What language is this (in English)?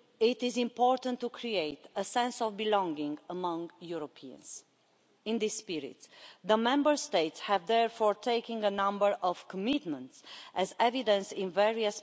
English